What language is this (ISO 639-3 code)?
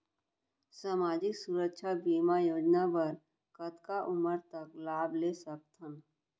hne